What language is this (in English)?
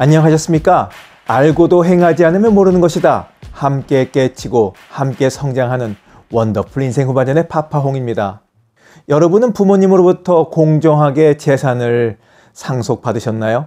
Korean